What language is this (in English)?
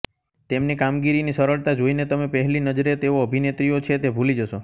Gujarati